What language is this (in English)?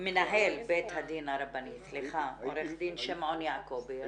Hebrew